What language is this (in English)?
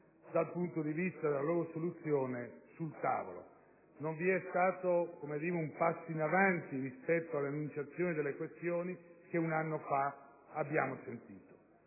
Italian